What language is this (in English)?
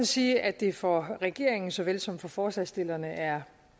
Danish